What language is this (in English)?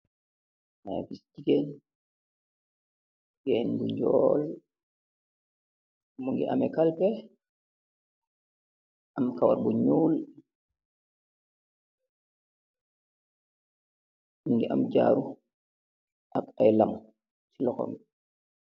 Wolof